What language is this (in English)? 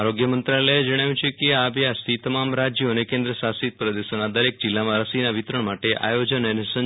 Gujarati